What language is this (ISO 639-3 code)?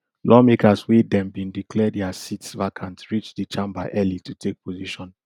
pcm